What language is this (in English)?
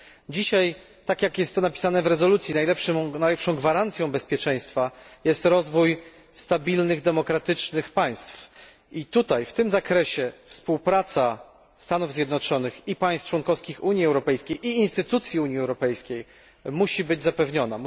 Polish